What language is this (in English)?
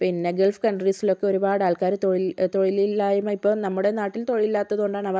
Malayalam